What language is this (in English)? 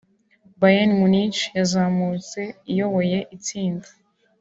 Kinyarwanda